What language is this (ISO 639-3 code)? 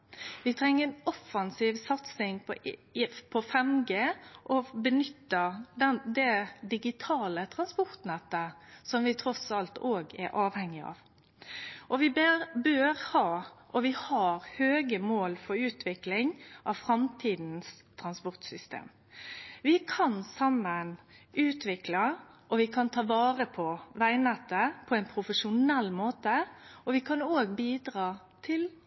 nno